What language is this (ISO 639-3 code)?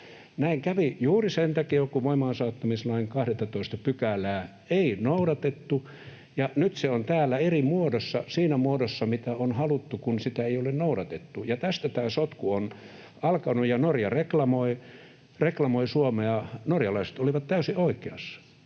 fin